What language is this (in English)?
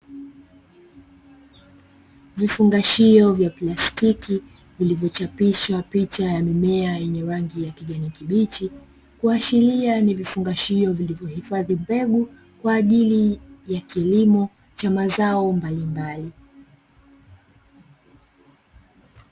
Swahili